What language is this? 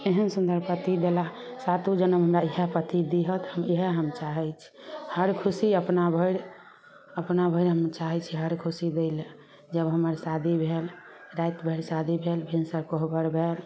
Maithili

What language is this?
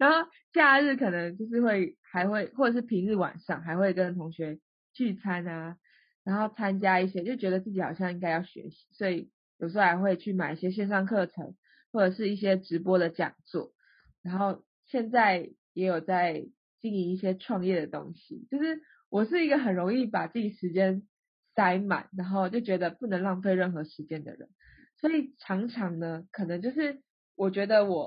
Chinese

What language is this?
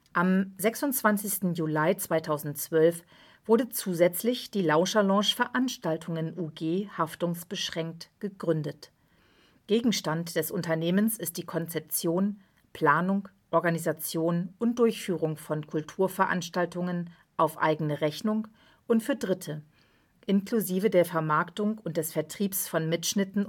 German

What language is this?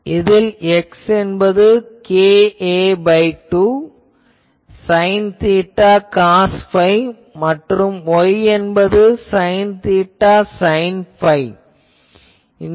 Tamil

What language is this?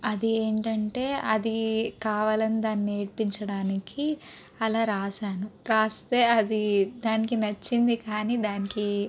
Telugu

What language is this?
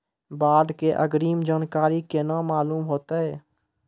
Maithili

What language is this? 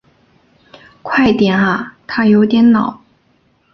Chinese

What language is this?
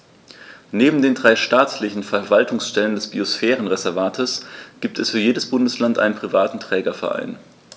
German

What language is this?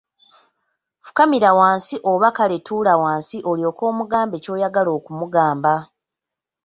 Ganda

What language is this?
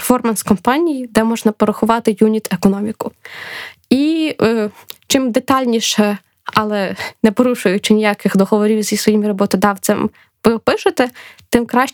Ukrainian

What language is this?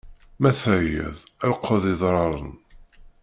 Kabyle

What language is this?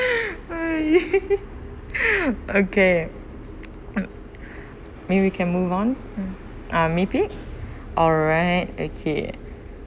English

